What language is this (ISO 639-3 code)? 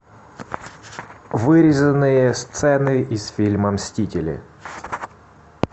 rus